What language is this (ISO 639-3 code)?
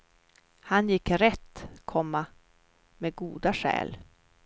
swe